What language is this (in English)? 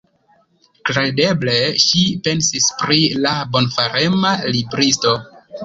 Esperanto